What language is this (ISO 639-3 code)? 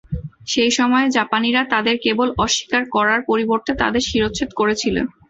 ben